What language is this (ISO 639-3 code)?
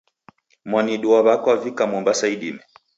dav